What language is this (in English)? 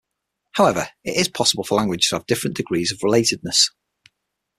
English